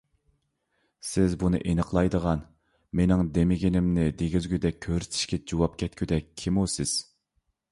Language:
Uyghur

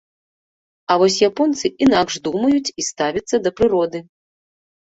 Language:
Belarusian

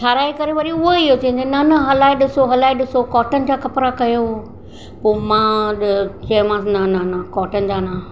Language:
Sindhi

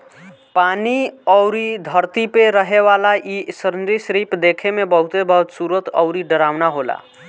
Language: Bhojpuri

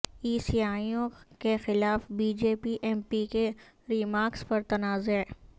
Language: Urdu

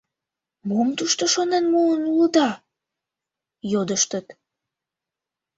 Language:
Mari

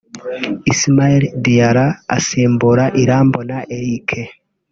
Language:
Kinyarwanda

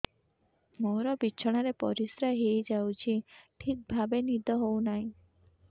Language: Odia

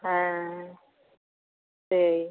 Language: Santali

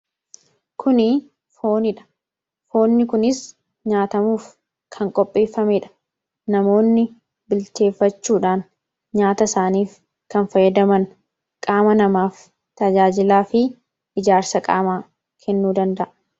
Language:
Oromo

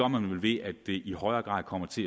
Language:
Danish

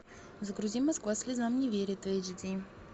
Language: Russian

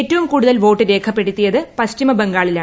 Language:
Malayalam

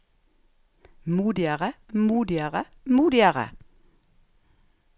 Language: Norwegian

